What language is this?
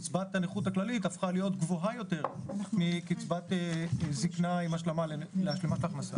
Hebrew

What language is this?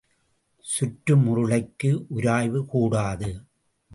Tamil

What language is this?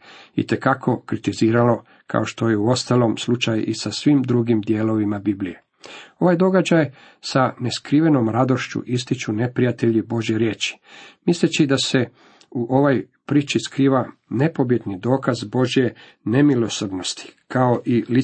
Croatian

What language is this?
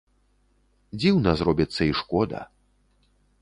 Belarusian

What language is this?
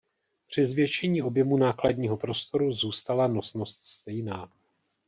Czech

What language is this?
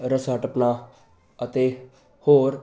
Punjabi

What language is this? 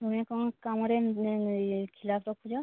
Odia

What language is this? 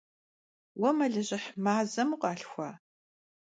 Kabardian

